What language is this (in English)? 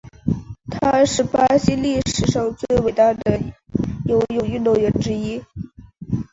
Chinese